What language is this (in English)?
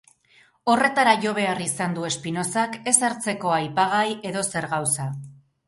Basque